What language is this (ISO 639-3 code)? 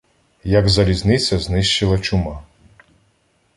ukr